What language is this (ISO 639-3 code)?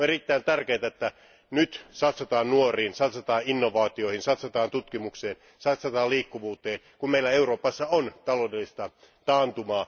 fin